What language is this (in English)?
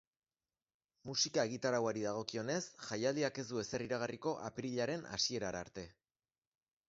Basque